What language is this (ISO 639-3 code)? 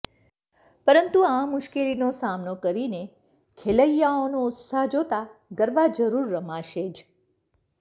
guj